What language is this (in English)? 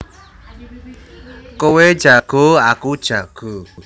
Javanese